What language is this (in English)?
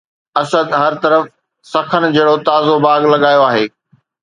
Sindhi